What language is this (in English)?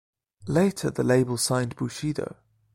English